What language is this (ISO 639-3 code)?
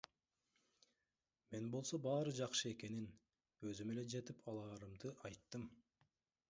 kir